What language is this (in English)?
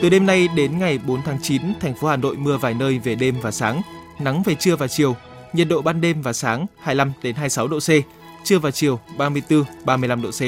Vietnamese